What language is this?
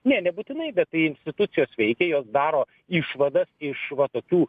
Lithuanian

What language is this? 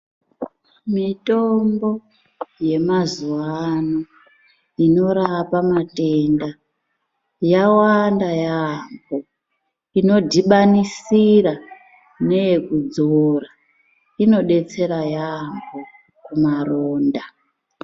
Ndau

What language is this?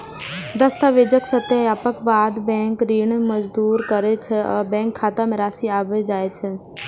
Maithili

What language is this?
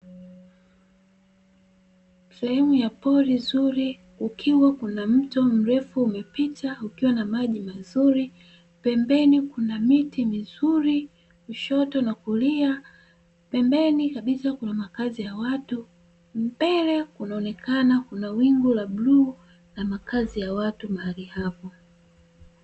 Swahili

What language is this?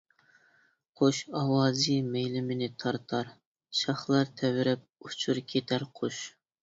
Uyghur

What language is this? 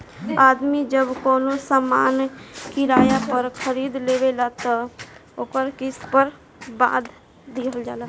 Bhojpuri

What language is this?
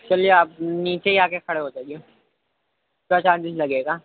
Urdu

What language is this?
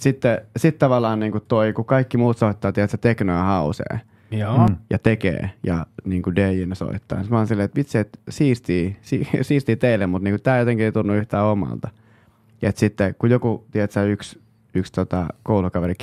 Finnish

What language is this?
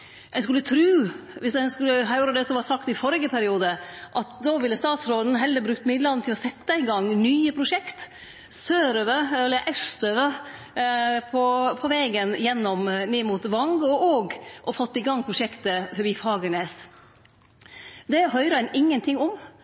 Norwegian Nynorsk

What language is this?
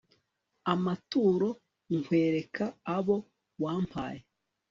Kinyarwanda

